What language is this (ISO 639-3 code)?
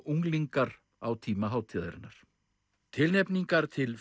isl